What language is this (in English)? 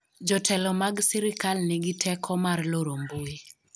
Luo (Kenya and Tanzania)